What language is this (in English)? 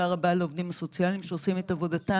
Hebrew